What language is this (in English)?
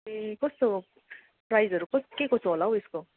Nepali